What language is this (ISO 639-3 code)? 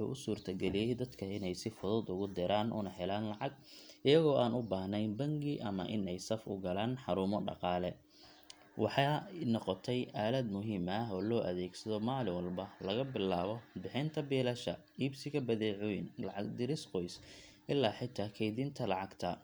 som